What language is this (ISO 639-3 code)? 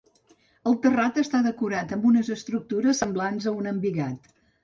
cat